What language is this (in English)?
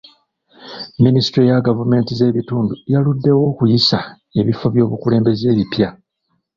Ganda